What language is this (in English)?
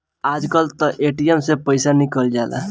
Bhojpuri